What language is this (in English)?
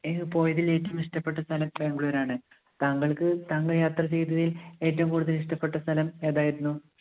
Malayalam